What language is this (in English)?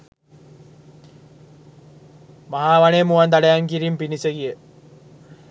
Sinhala